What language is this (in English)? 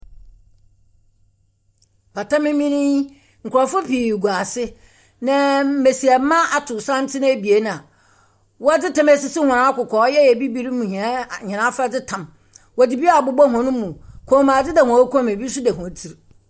Akan